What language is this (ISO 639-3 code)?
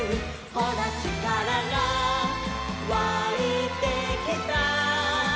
jpn